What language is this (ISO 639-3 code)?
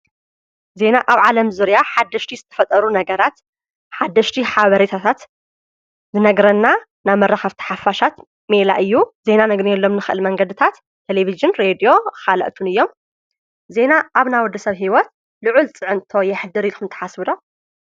tir